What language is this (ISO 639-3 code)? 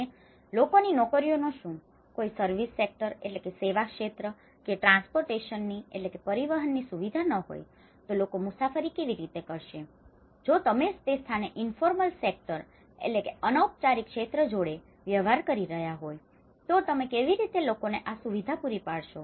guj